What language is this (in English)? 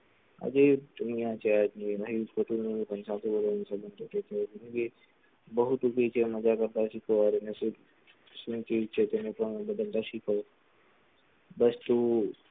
Gujarati